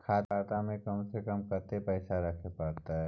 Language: Maithili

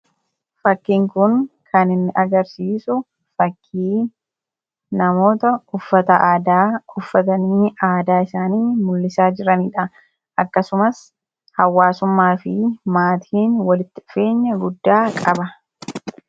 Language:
Oromo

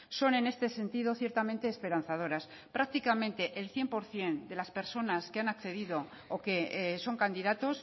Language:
Spanish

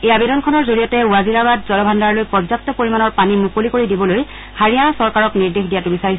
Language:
Assamese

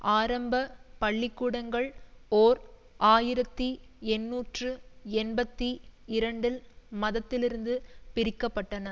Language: Tamil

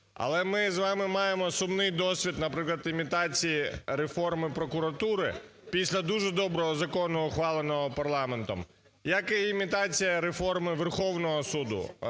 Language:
Ukrainian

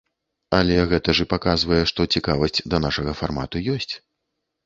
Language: Belarusian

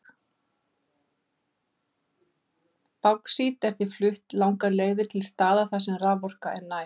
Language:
Icelandic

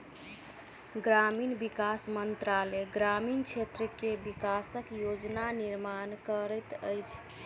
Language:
Maithili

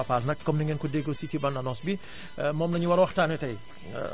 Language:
Wolof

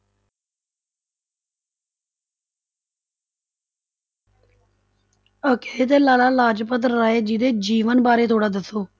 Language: Punjabi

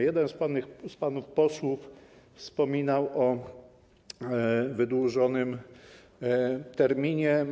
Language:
Polish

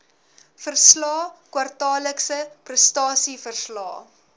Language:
Afrikaans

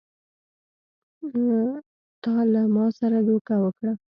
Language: Pashto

